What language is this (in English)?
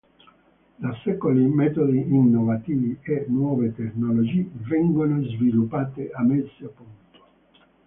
Italian